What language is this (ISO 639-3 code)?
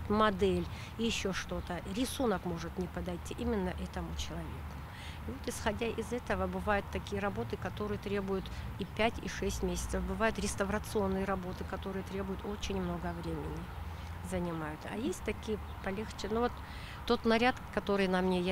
rus